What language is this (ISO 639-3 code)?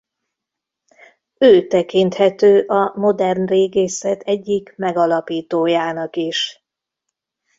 hun